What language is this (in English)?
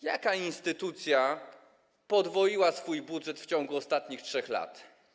Polish